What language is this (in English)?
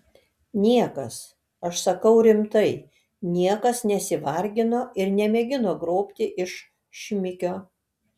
Lithuanian